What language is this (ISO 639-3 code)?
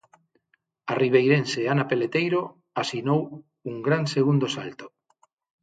glg